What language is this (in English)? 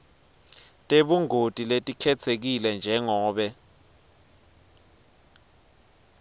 Swati